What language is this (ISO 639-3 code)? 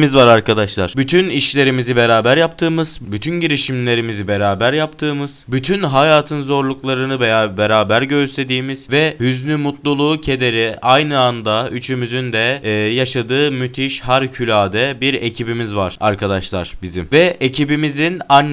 tur